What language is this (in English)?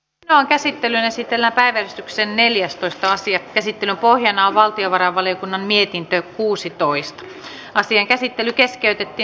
Finnish